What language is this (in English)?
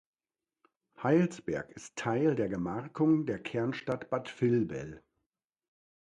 German